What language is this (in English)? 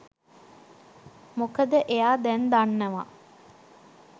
Sinhala